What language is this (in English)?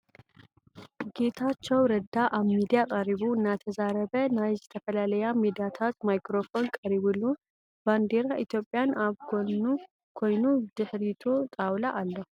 Tigrinya